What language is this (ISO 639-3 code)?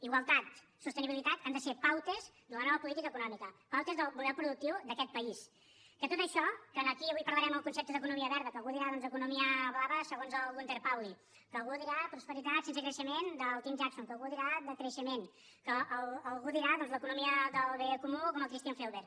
cat